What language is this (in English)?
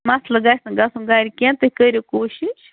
Kashmiri